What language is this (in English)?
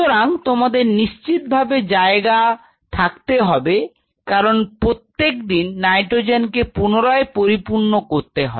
Bangla